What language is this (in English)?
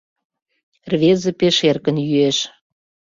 Mari